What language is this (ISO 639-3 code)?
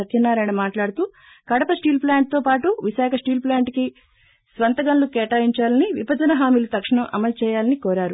tel